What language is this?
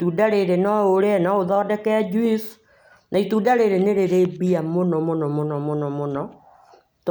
Kikuyu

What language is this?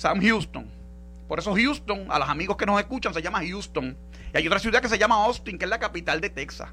Spanish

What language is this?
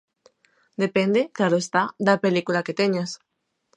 Galician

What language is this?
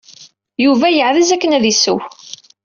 Kabyle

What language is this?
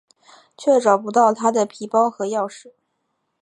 Chinese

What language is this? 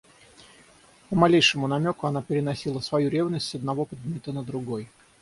Russian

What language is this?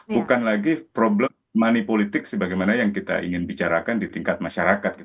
Indonesian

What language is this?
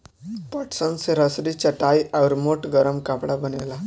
Bhojpuri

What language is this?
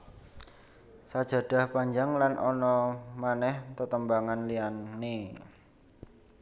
Javanese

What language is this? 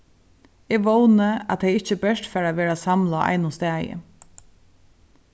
Faroese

